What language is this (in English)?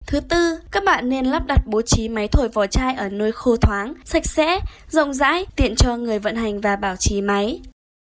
Vietnamese